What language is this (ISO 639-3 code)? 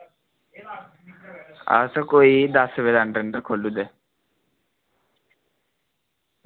doi